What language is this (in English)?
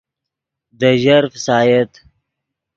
Yidgha